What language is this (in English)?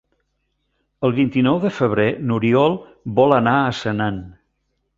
Catalan